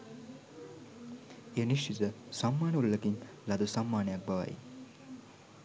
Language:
Sinhala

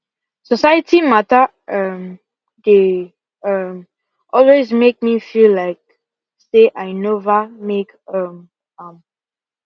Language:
Nigerian Pidgin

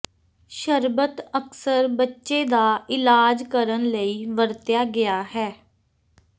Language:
Punjabi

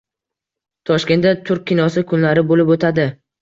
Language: Uzbek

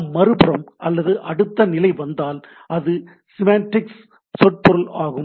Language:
Tamil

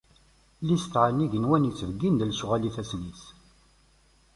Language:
Kabyle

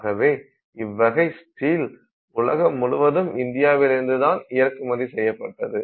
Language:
Tamil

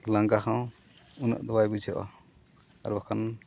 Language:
Santali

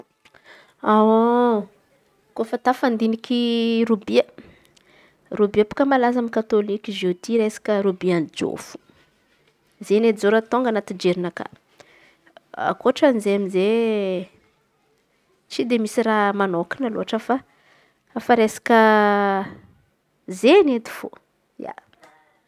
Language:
Antankarana Malagasy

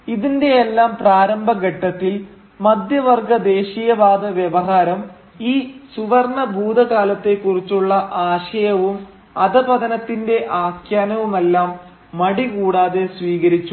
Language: Malayalam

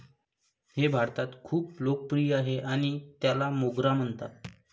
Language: Marathi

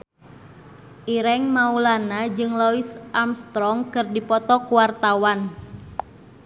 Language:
Sundanese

